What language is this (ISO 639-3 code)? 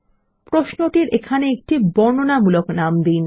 ben